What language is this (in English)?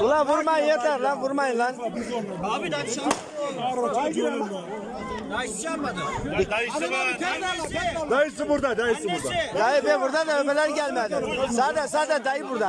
Turkish